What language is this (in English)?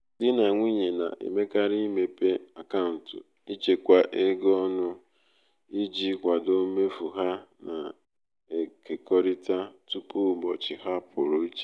Igbo